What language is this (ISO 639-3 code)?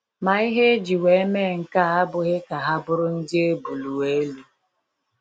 ibo